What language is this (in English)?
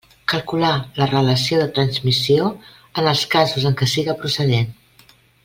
Catalan